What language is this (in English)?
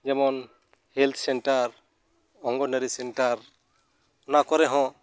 Santali